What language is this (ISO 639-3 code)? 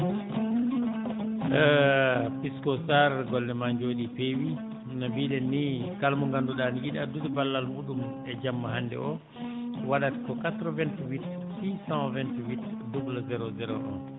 ful